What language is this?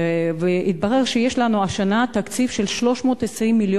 Hebrew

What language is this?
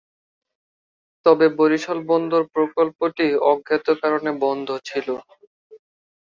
Bangla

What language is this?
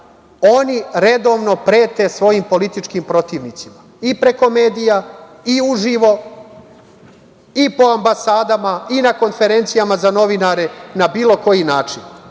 Serbian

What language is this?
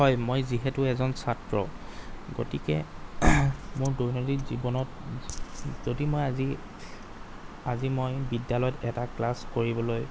Assamese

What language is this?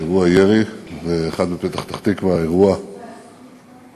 Hebrew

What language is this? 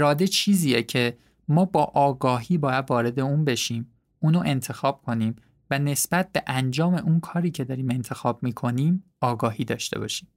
Persian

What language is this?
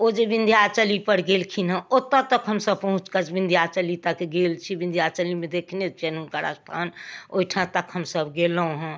Maithili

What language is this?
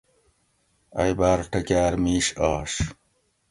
Gawri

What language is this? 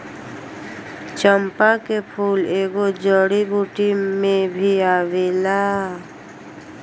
Bhojpuri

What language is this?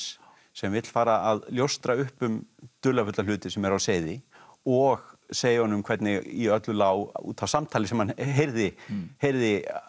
Icelandic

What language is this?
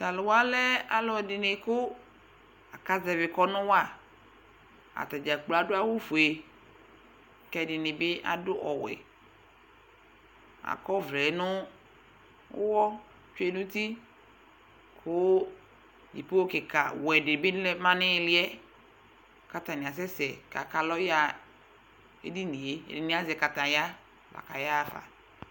Ikposo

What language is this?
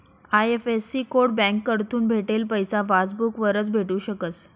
Marathi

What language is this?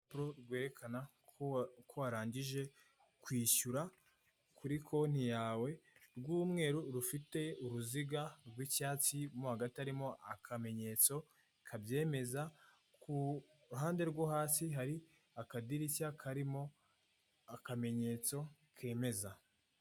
Kinyarwanda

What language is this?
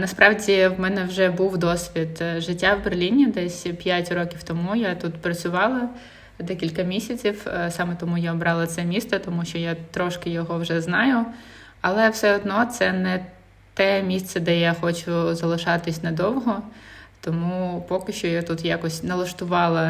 Ukrainian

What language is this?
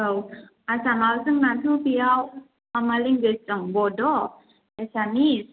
Bodo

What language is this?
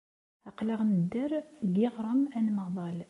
Kabyle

